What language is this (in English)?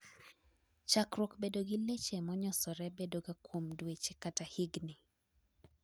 Luo (Kenya and Tanzania)